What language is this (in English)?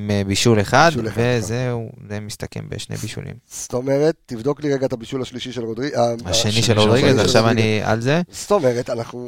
Hebrew